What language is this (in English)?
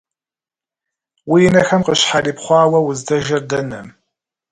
Kabardian